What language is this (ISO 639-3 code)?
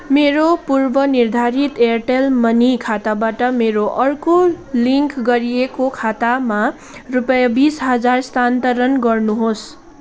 nep